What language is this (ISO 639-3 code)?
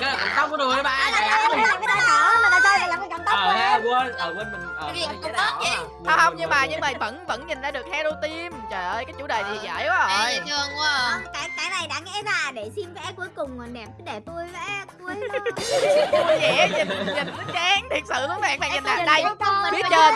vie